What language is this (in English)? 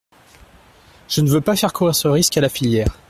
French